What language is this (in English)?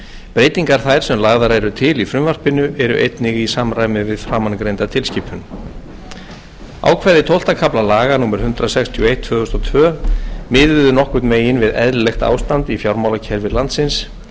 Icelandic